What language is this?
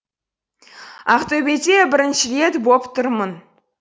Kazakh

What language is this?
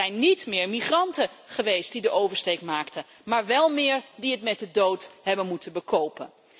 Dutch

